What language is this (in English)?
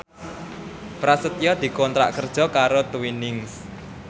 Javanese